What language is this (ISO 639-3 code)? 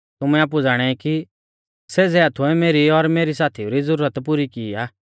bfz